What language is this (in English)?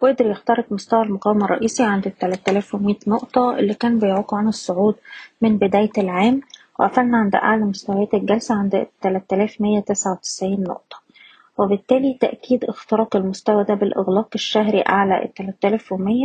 Arabic